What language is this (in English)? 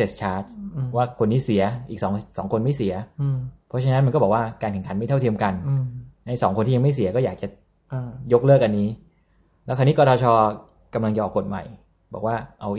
Thai